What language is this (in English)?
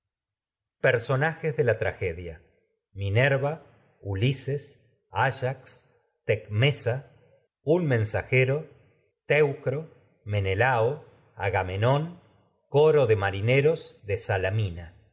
Spanish